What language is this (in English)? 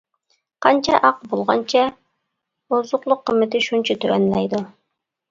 Uyghur